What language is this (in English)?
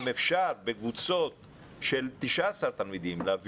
Hebrew